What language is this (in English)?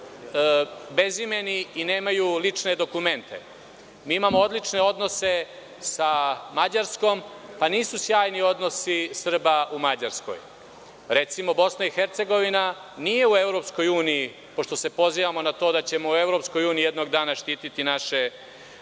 Serbian